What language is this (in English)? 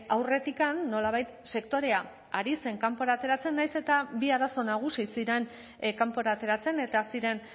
Basque